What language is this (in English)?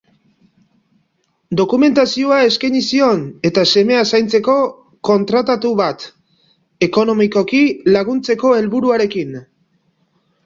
Basque